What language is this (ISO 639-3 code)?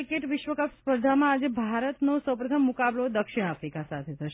guj